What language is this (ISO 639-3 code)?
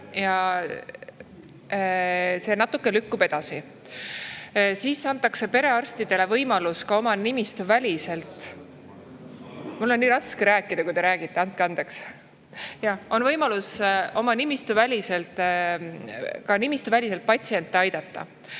est